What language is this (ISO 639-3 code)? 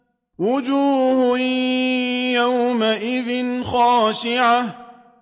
ara